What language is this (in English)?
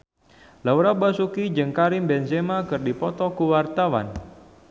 Sundanese